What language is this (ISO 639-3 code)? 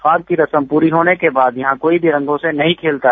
hin